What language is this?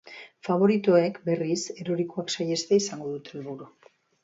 Basque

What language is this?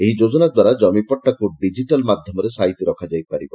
Odia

